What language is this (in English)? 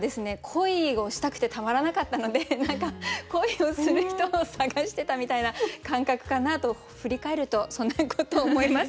Japanese